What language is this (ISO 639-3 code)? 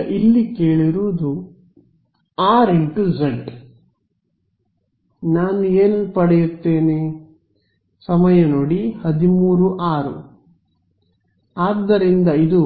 kan